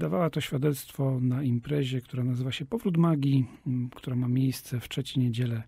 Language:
Polish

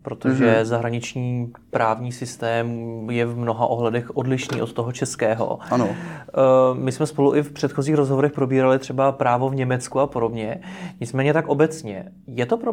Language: Czech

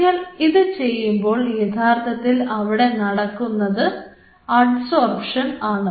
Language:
Malayalam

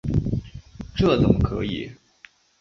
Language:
Chinese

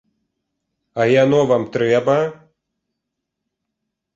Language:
Belarusian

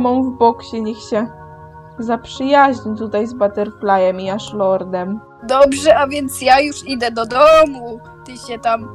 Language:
Polish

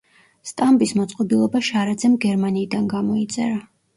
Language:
Georgian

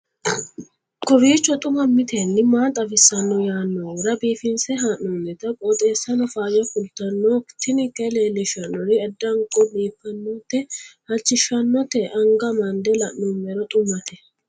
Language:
Sidamo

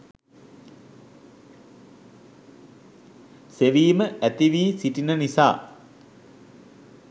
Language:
Sinhala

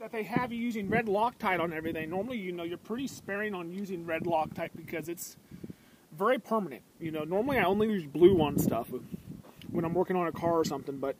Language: English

